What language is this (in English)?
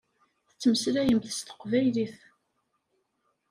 Kabyle